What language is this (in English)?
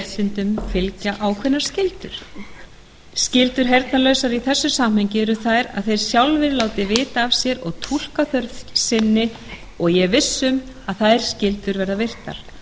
Icelandic